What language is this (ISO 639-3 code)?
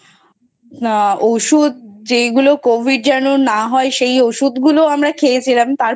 ben